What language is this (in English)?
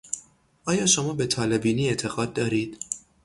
Persian